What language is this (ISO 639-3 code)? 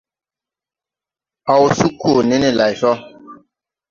tui